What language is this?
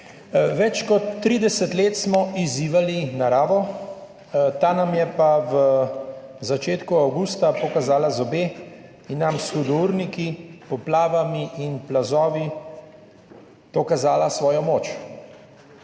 Slovenian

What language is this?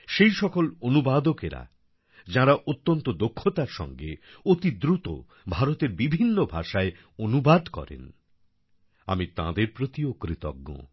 Bangla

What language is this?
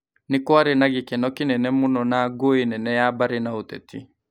Kikuyu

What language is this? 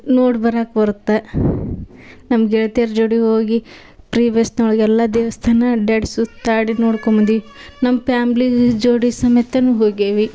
Kannada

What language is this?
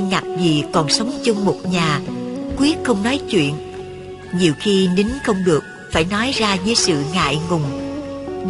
Vietnamese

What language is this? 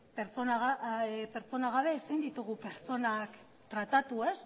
Basque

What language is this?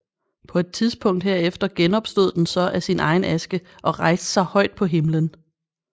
Danish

